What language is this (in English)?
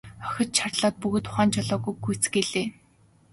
Mongolian